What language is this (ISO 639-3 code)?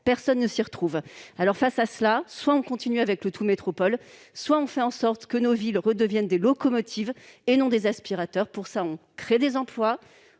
fra